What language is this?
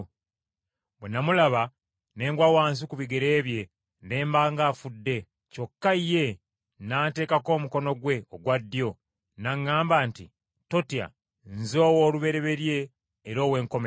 Ganda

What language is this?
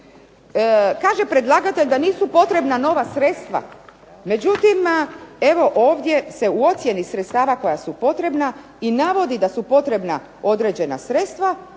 Croatian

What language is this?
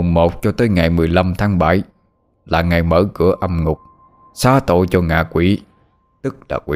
Vietnamese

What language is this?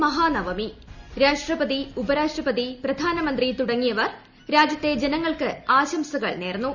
Malayalam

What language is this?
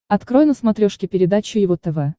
Russian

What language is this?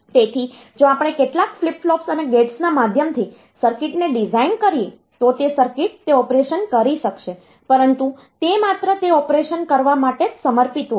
Gujarati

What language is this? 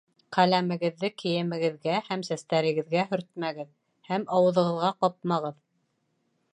Bashkir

